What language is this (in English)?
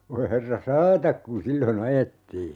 Finnish